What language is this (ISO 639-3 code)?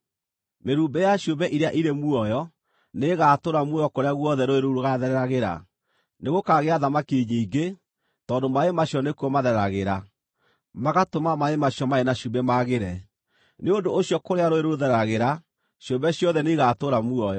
kik